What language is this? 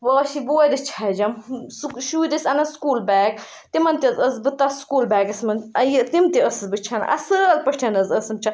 Kashmiri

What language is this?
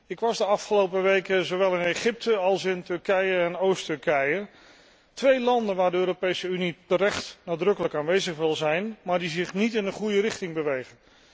Dutch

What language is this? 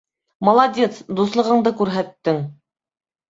Bashkir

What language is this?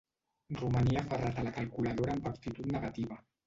Catalan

